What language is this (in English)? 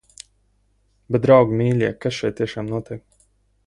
Latvian